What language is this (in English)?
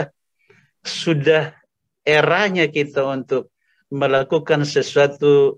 Indonesian